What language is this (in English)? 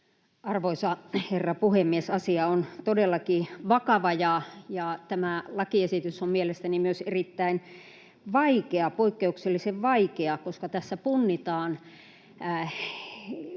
Finnish